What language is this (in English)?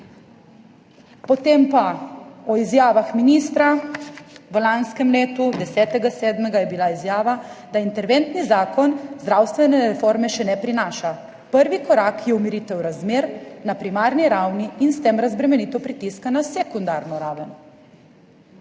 Slovenian